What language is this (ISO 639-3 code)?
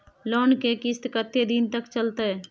mai